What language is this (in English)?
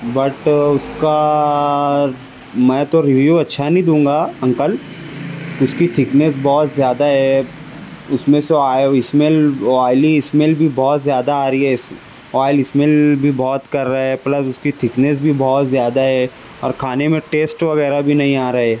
Urdu